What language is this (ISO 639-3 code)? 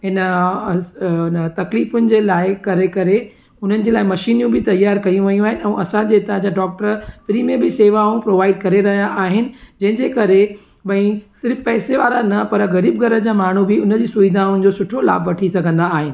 snd